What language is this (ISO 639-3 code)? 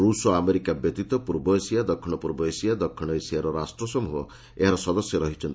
ori